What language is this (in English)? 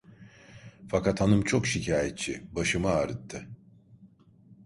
Turkish